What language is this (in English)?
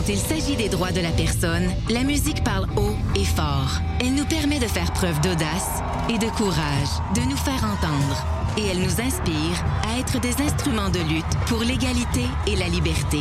French